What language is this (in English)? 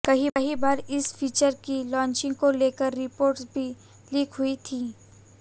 Hindi